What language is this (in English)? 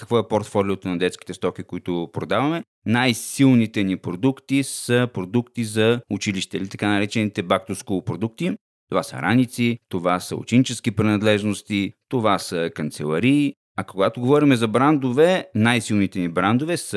Bulgarian